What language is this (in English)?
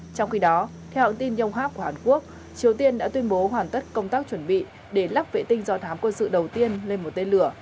Vietnamese